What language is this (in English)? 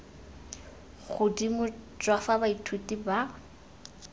Tswana